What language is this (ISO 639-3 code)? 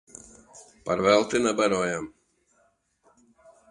lav